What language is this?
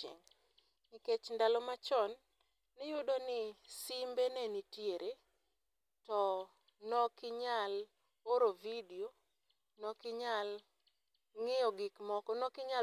Luo (Kenya and Tanzania)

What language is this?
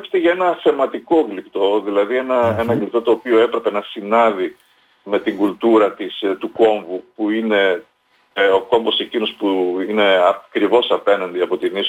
Greek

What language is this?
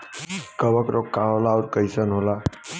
Bhojpuri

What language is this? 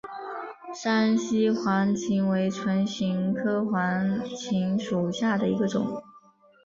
Chinese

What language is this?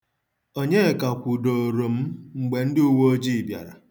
Igbo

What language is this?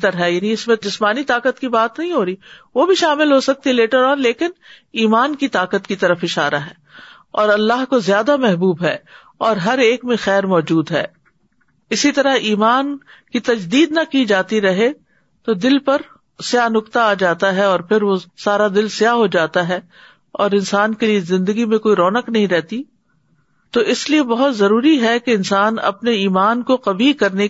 Urdu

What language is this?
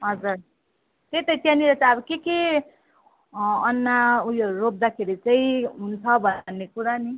Nepali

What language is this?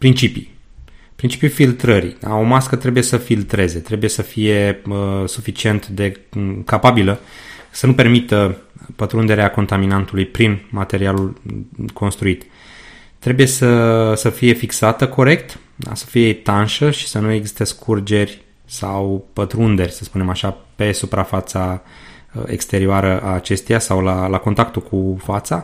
Romanian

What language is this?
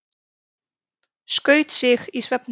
Icelandic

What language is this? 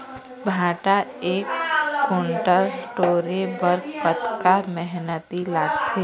Chhattisgarhi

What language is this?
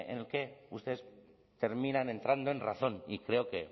Spanish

